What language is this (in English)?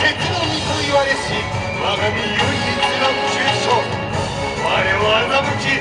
Japanese